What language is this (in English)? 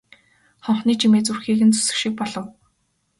Mongolian